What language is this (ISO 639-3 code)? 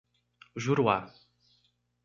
por